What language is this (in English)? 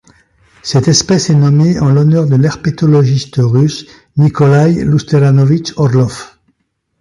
French